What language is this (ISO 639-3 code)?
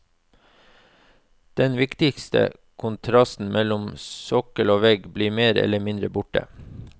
nor